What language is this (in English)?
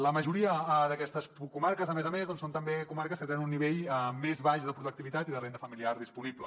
Catalan